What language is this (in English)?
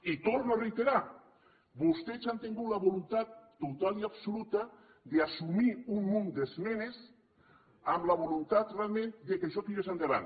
Catalan